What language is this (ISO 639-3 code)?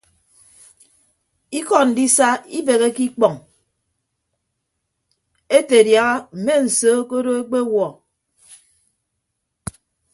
ibb